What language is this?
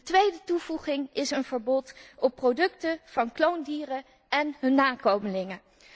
Dutch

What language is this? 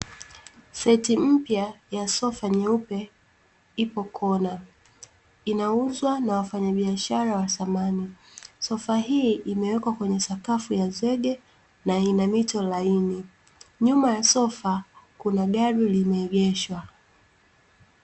Swahili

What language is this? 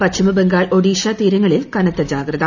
Malayalam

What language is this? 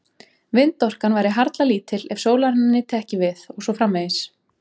Icelandic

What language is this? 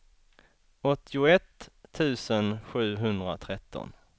Swedish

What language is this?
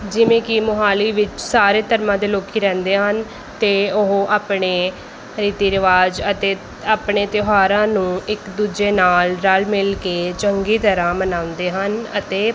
Punjabi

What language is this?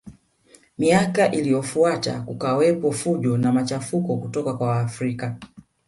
Swahili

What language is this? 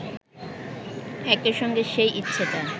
Bangla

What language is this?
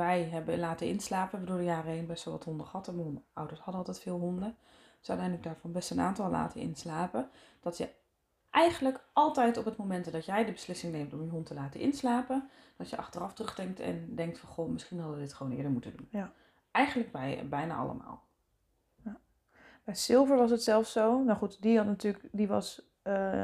Dutch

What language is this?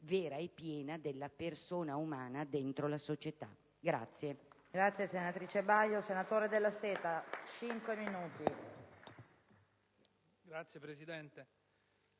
Italian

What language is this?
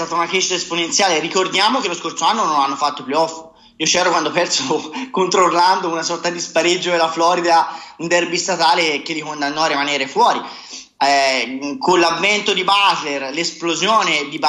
Italian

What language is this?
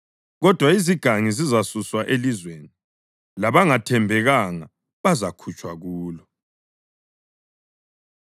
North Ndebele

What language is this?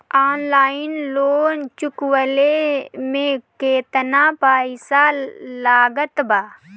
Bhojpuri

